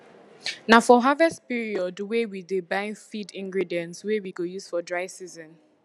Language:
Nigerian Pidgin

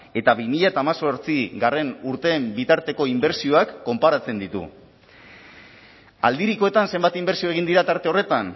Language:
Basque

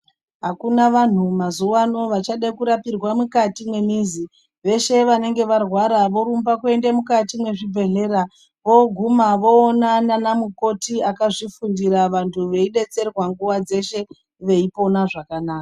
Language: Ndau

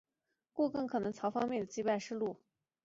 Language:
Chinese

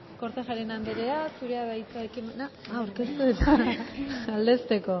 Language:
Basque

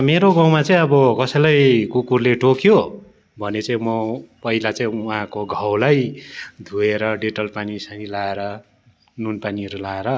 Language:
Nepali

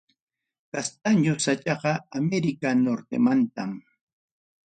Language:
Ayacucho Quechua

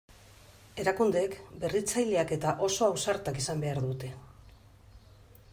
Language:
Basque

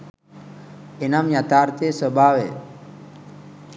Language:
Sinhala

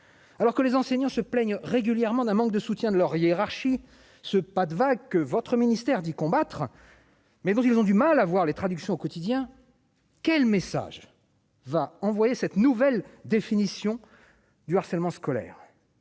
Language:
French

